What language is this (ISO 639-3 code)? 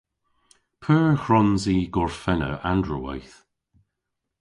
cor